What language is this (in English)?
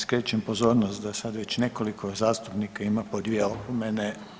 Croatian